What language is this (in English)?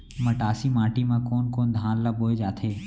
Chhattisgarhi